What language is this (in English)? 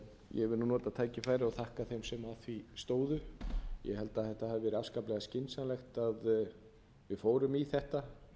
Icelandic